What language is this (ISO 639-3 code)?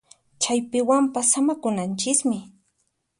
qxp